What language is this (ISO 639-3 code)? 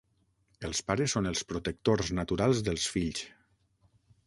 cat